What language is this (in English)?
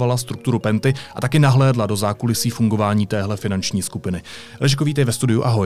Czech